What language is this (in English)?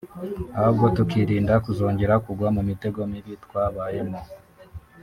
Kinyarwanda